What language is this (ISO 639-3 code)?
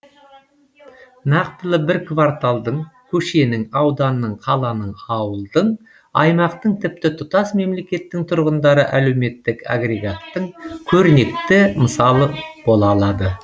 kaz